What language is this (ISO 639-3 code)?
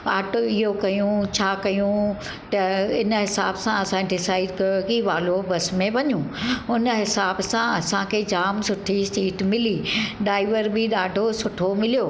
snd